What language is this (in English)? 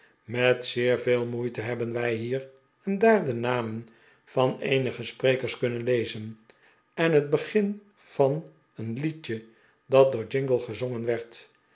Dutch